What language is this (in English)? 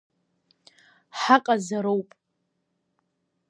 Abkhazian